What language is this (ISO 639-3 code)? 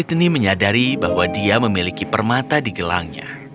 ind